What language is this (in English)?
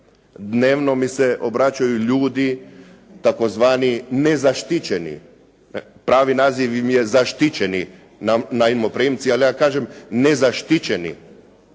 Croatian